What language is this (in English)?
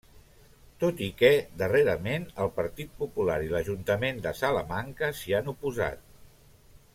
Catalan